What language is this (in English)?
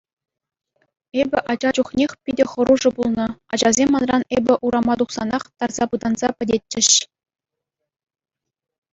Chuvash